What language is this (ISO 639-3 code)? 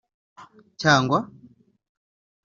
kin